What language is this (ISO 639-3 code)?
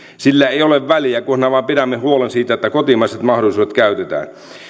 fin